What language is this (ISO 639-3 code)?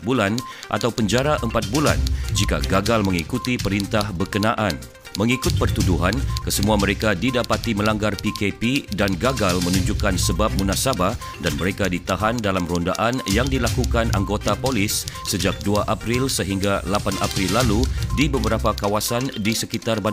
msa